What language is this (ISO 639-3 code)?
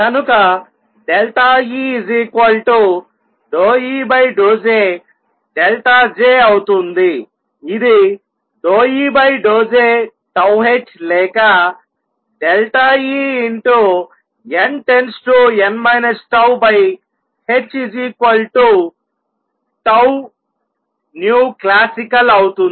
tel